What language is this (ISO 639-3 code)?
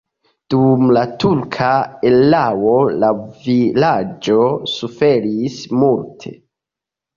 epo